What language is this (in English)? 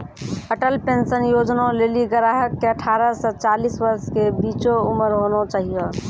Maithili